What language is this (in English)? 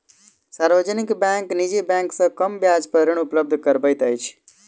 Maithili